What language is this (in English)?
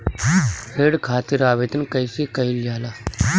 Bhojpuri